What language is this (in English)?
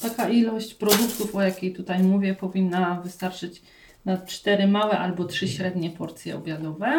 Polish